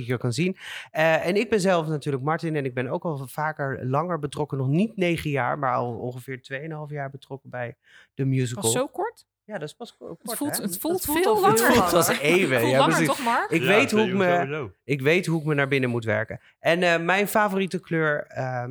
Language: Dutch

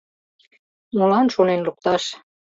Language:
Mari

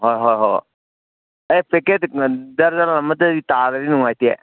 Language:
Manipuri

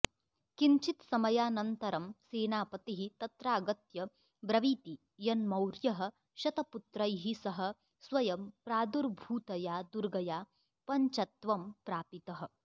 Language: Sanskrit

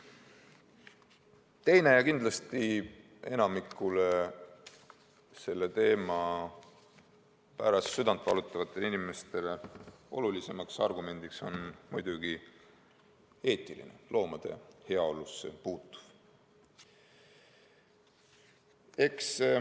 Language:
Estonian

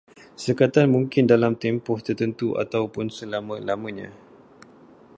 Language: Malay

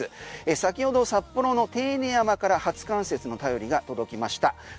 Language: Japanese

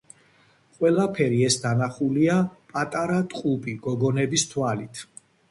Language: Georgian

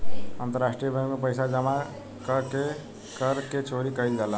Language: Bhojpuri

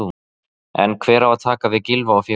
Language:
Icelandic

